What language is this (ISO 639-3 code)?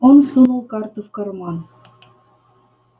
rus